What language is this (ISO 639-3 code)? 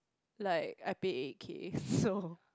eng